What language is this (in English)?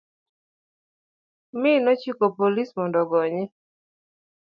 Luo (Kenya and Tanzania)